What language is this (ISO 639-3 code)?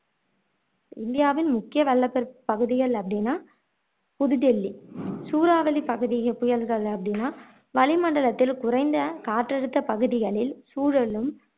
tam